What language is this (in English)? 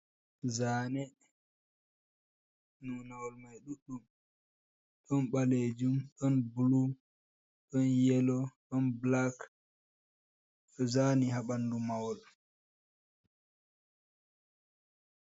Fula